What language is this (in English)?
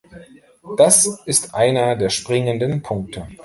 German